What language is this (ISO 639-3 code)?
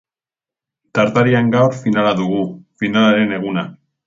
eus